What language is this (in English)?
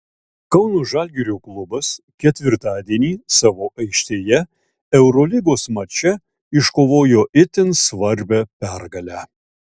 Lithuanian